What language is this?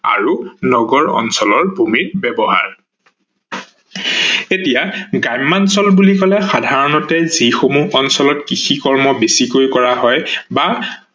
Assamese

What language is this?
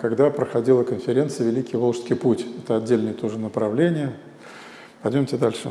Russian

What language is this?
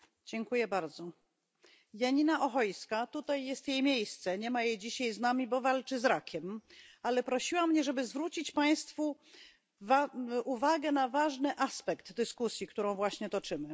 Polish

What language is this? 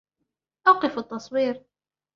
Arabic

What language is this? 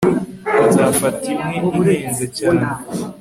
Kinyarwanda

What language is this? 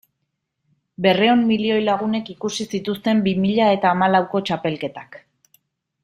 Basque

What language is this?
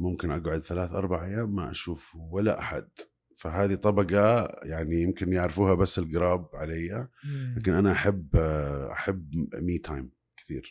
Arabic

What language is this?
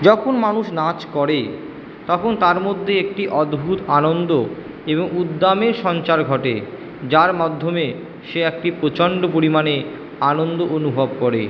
Bangla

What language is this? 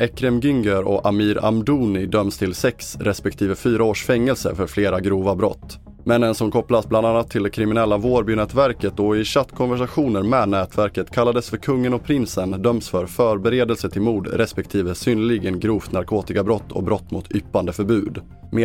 Swedish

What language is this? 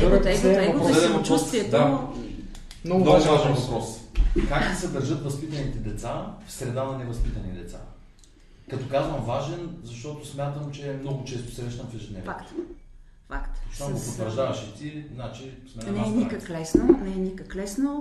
Bulgarian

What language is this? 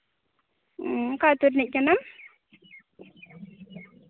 Santali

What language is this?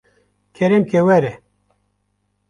Kurdish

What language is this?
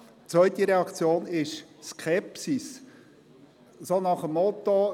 Swiss German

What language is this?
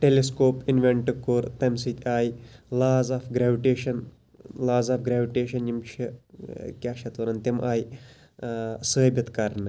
Kashmiri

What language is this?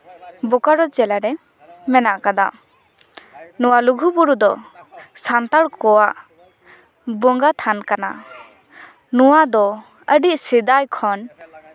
Santali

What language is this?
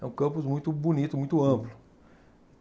Portuguese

